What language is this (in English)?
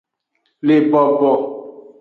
Aja (Benin)